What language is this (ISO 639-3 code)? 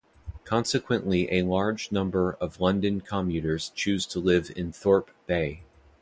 eng